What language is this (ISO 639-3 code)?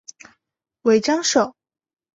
zho